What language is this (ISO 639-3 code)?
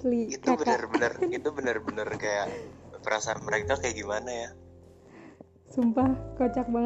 ind